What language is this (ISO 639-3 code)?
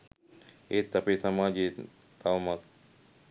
sin